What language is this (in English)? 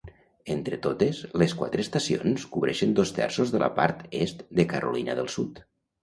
Catalan